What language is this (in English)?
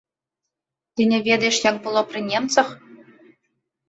Belarusian